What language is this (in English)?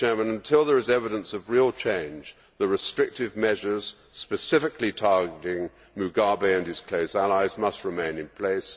English